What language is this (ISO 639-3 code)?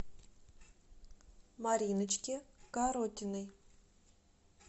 rus